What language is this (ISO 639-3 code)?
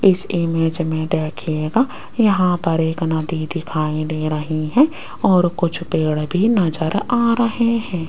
hin